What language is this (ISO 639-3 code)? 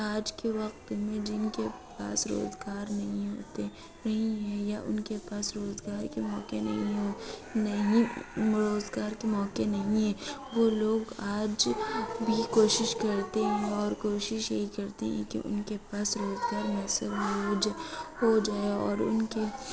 urd